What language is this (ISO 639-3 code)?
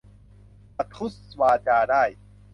tha